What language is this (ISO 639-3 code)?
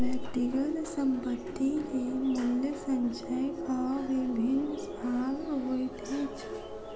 mai